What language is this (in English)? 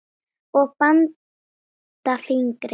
Icelandic